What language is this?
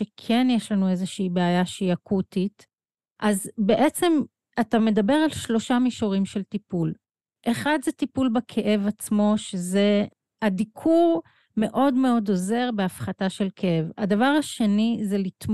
Hebrew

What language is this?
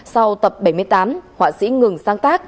Vietnamese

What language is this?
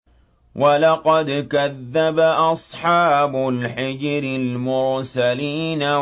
Arabic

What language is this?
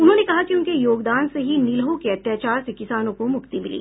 Hindi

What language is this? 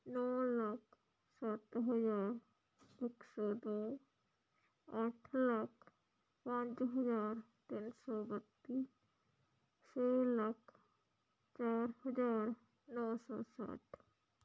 Punjabi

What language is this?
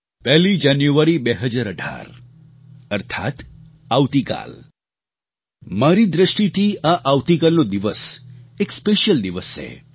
Gujarati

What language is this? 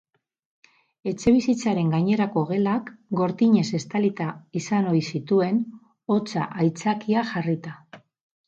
Basque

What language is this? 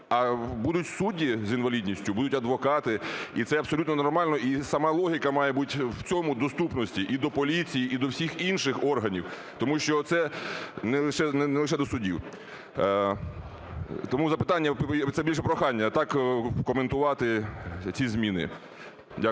Ukrainian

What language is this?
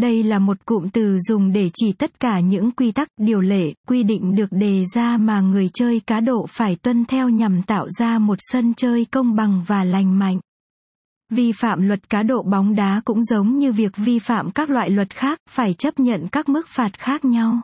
Vietnamese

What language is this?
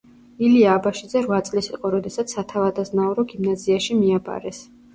Georgian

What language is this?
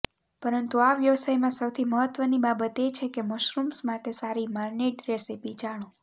Gujarati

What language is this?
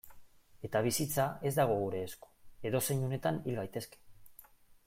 Basque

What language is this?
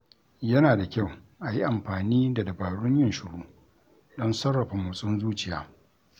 Hausa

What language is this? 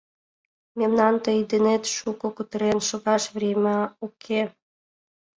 Mari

